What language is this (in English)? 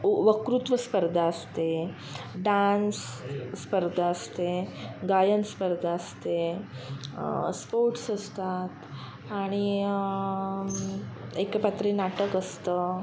Marathi